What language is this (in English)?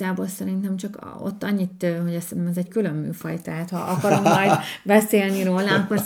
Hungarian